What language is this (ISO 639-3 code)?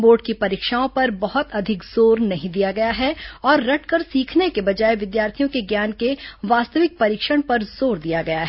hin